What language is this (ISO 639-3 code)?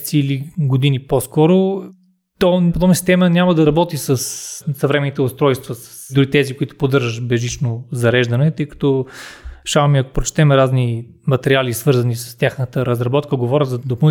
bul